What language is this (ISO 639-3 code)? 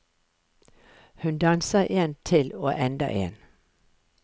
nor